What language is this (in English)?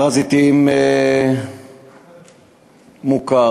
Hebrew